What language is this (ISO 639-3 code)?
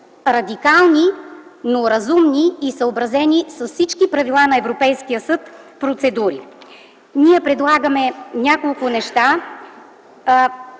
bul